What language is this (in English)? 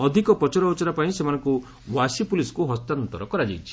Odia